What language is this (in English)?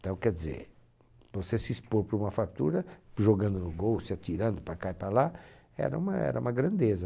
Portuguese